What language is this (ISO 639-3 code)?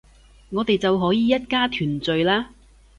yue